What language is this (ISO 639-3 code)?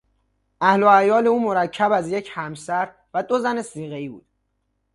fas